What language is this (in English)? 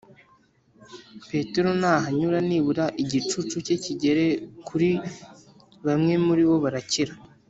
Kinyarwanda